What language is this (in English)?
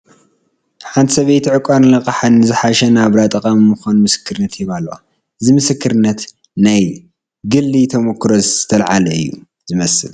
Tigrinya